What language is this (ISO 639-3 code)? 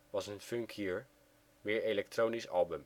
nld